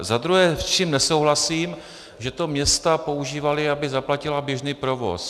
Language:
Czech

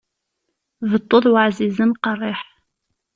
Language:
Kabyle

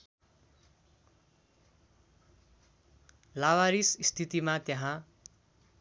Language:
Nepali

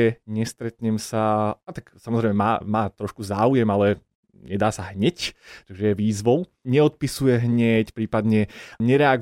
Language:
Slovak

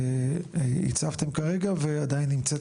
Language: Hebrew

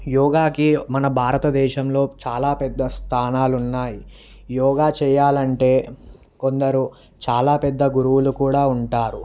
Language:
Telugu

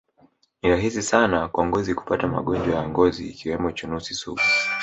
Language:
Swahili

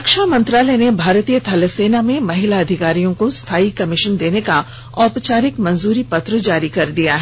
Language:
Hindi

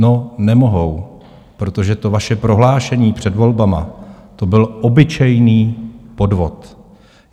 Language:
Czech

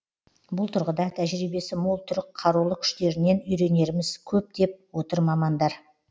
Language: Kazakh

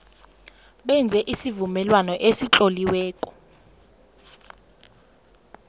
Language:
South Ndebele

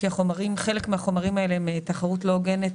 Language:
Hebrew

